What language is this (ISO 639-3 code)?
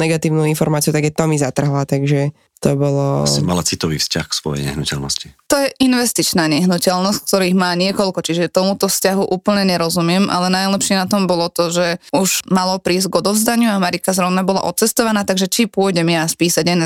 slk